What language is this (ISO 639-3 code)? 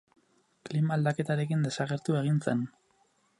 eus